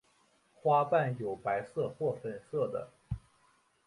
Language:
Chinese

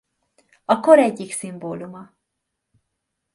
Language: Hungarian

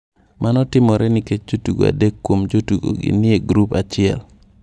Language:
Luo (Kenya and Tanzania)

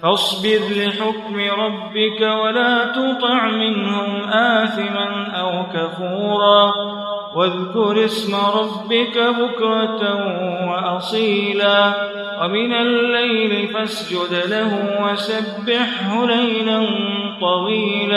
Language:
Arabic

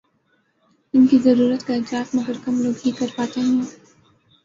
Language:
Urdu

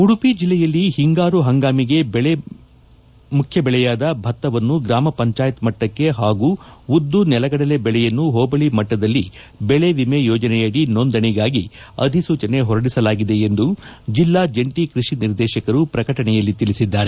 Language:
Kannada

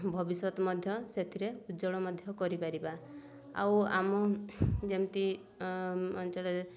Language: Odia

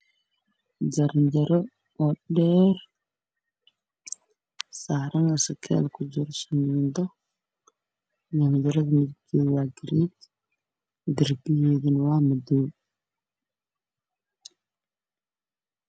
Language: Somali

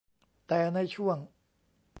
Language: Thai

